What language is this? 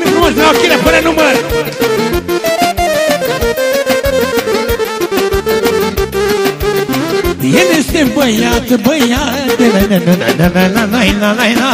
Romanian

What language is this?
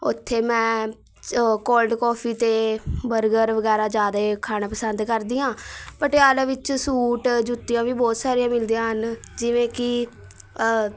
Punjabi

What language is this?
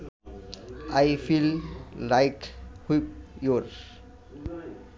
Bangla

